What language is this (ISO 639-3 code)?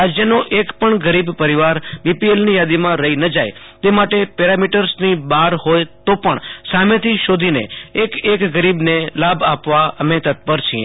guj